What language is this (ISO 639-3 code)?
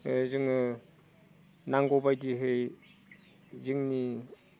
brx